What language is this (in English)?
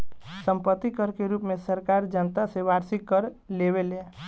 Bhojpuri